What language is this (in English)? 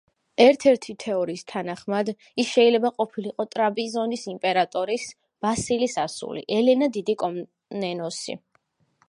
Georgian